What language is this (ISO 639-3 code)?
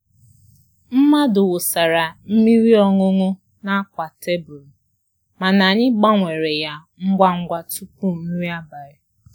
ibo